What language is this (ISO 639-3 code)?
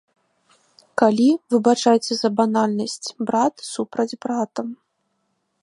bel